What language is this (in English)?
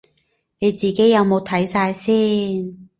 Cantonese